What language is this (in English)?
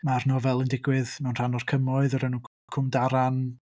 Welsh